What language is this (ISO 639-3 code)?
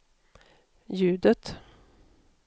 swe